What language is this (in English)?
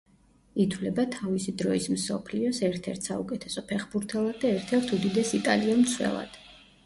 Georgian